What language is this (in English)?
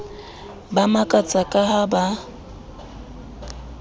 Southern Sotho